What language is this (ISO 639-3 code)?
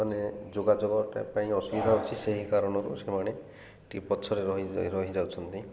ori